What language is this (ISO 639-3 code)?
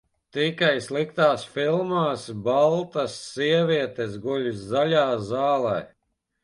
lav